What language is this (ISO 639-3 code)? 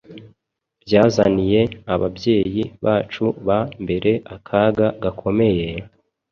kin